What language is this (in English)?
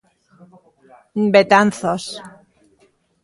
Galician